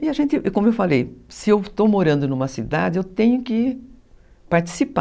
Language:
Portuguese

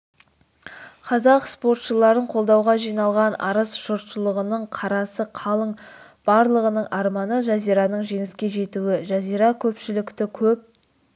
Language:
Kazakh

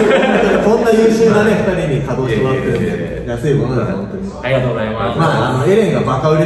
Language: Japanese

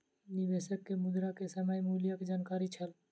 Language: Maithili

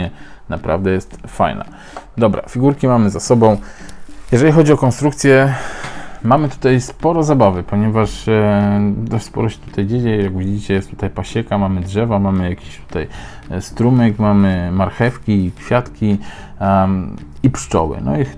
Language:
Polish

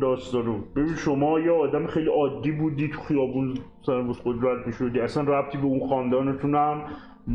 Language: Persian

